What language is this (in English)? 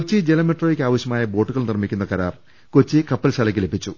Malayalam